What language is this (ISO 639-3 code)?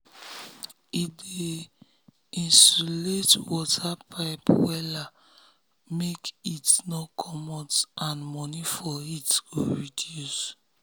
pcm